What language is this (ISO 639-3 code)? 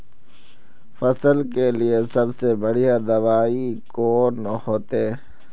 mag